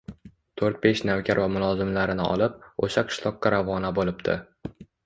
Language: Uzbek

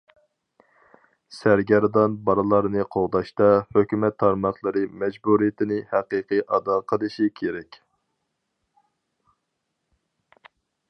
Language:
Uyghur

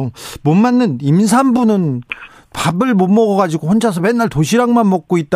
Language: Korean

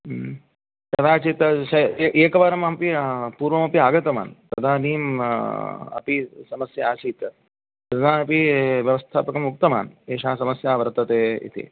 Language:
Sanskrit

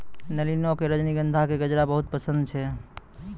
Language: Maithili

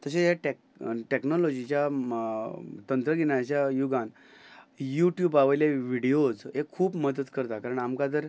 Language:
Konkani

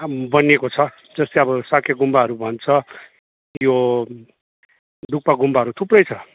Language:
Nepali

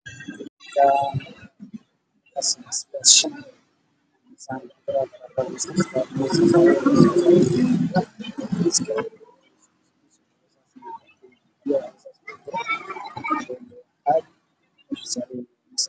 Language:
Somali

